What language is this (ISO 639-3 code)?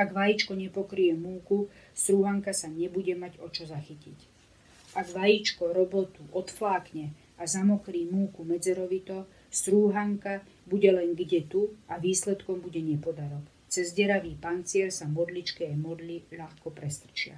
slk